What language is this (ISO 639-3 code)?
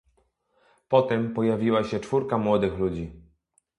pol